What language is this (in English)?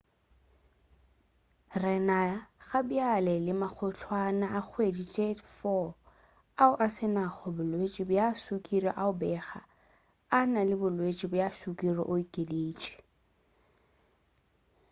Northern Sotho